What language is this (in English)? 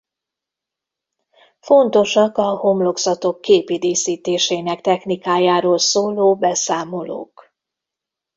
Hungarian